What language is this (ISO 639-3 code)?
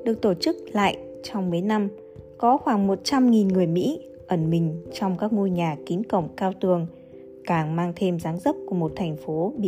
vie